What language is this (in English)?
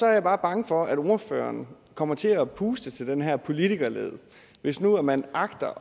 Danish